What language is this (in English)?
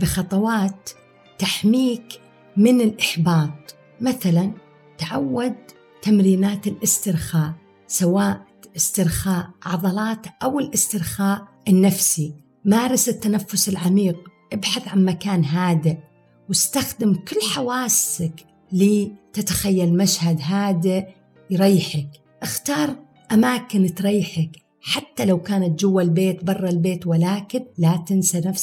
Arabic